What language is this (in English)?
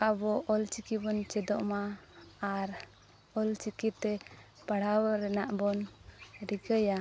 Santali